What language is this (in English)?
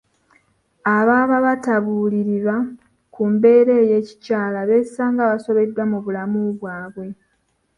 Ganda